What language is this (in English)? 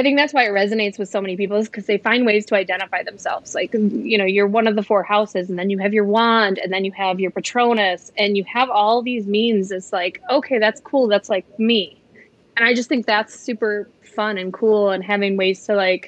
English